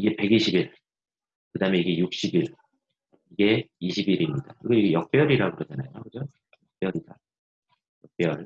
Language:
Korean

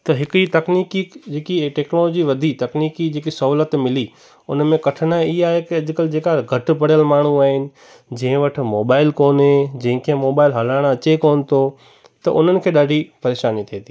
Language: Sindhi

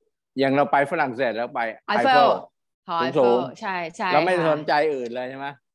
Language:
Thai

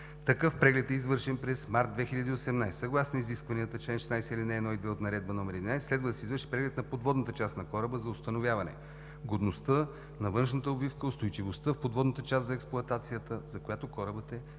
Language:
Bulgarian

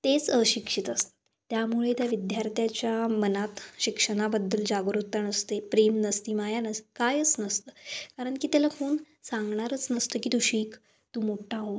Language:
Marathi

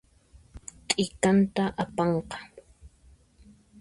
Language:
Puno Quechua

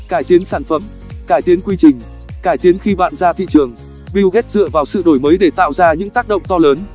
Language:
Vietnamese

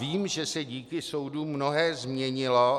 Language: Czech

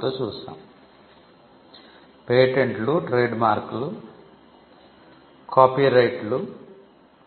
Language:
Telugu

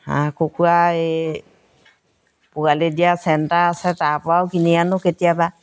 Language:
Assamese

